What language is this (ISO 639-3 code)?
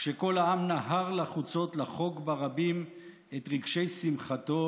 heb